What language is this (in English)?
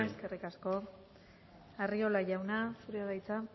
Basque